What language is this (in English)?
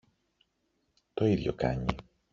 Greek